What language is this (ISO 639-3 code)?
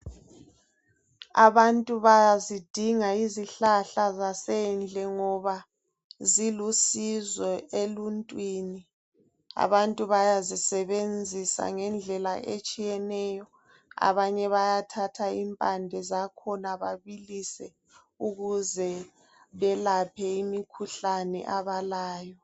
nde